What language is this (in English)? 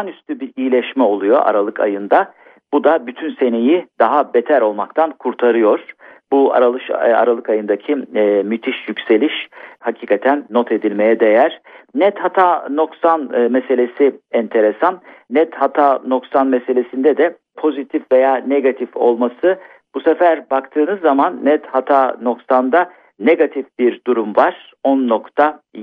Turkish